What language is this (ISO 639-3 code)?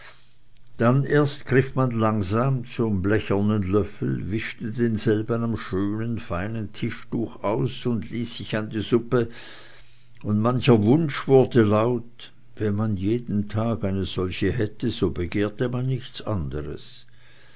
deu